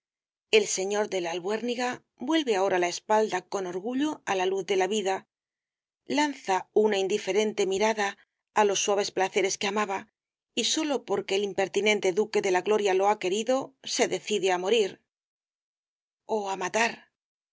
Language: Spanish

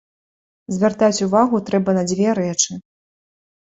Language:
Belarusian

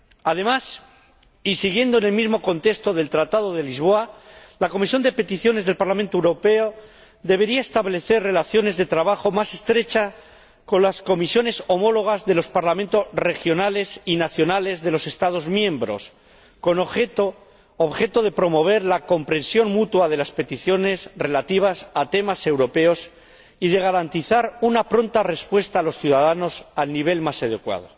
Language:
Spanish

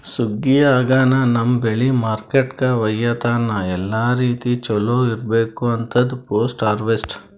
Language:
Kannada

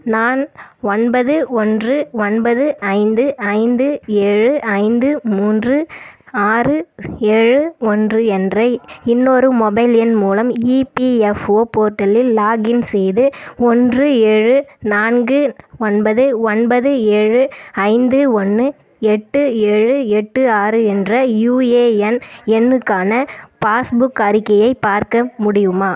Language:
Tamil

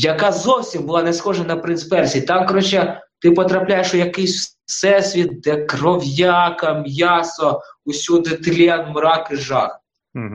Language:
Ukrainian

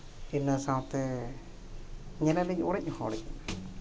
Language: Santali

